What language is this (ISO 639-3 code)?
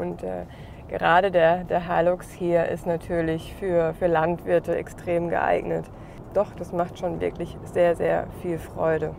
deu